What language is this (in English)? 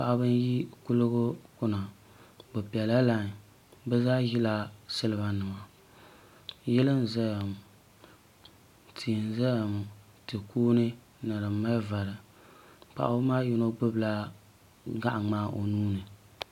Dagbani